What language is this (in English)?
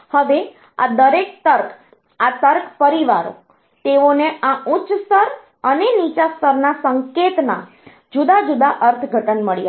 Gujarati